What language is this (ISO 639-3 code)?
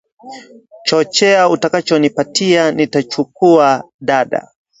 swa